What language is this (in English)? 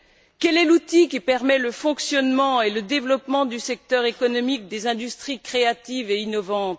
French